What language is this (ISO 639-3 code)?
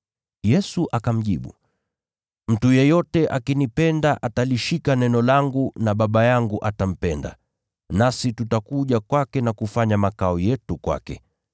swa